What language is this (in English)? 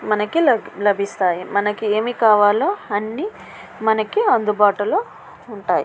Telugu